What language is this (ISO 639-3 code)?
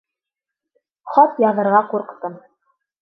bak